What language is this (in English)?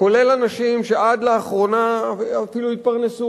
Hebrew